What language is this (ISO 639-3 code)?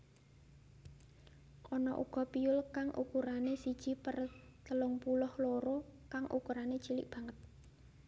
jav